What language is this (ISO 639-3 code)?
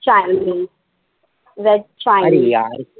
mar